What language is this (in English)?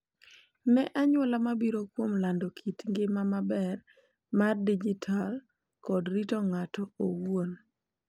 Luo (Kenya and Tanzania)